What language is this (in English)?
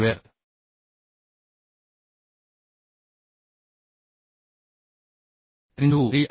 Marathi